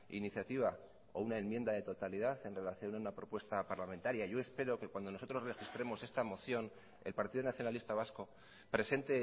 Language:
Spanish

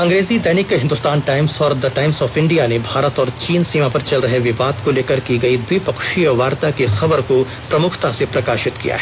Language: Hindi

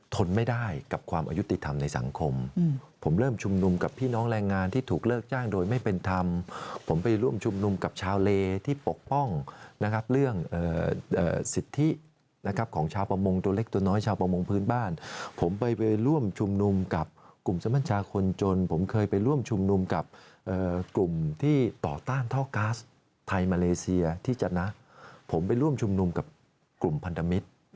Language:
Thai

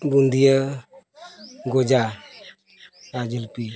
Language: Santali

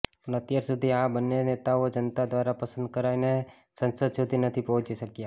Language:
Gujarati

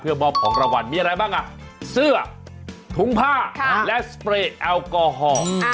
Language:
Thai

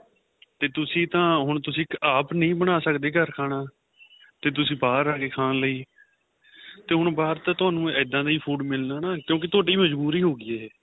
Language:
Punjabi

